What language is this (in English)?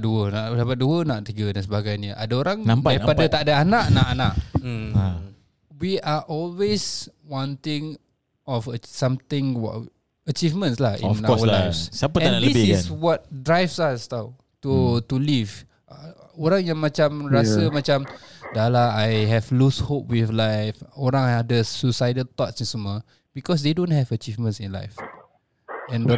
Malay